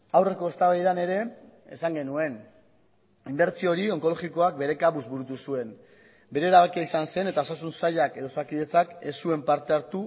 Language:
Basque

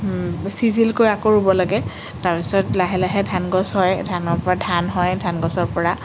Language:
Assamese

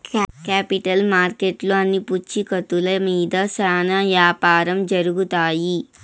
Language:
Telugu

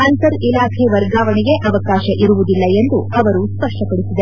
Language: Kannada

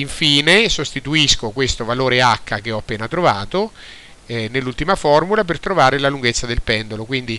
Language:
Italian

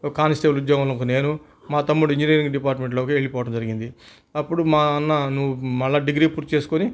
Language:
Telugu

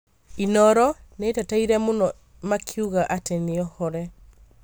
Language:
Kikuyu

